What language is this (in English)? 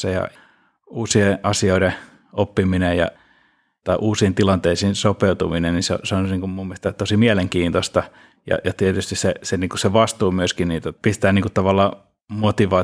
Finnish